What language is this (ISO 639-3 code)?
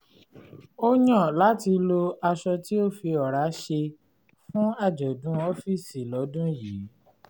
yor